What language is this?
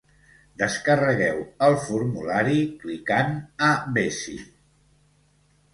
Catalan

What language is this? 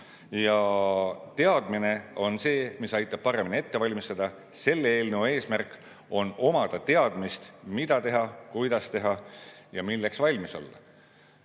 Estonian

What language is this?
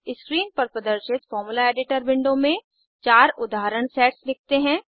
Hindi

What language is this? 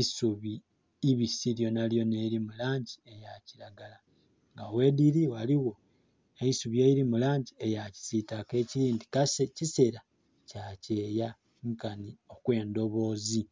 Soga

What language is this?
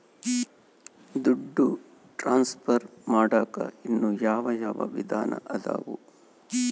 Kannada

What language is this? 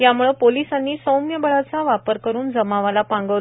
Marathi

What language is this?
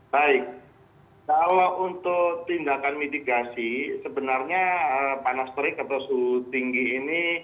Indonesian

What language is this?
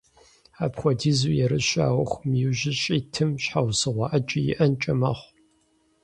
Kabardian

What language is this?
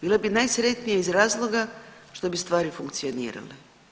Croatian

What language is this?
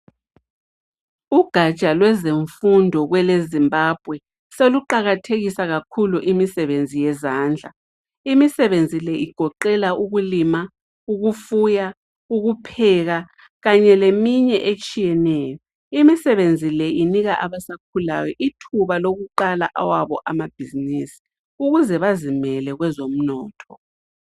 North Ndebele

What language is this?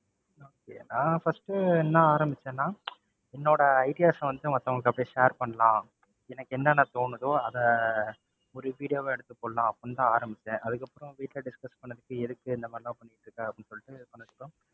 Tamil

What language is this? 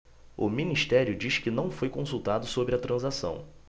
Portuguese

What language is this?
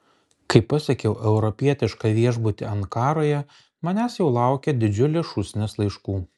Lithuanian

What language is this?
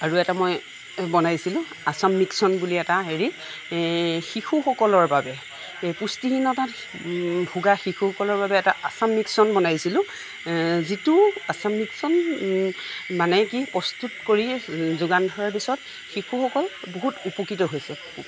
Assamese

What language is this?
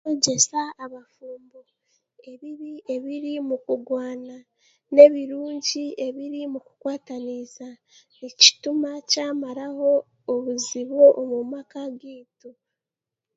Chiga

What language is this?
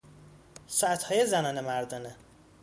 Persian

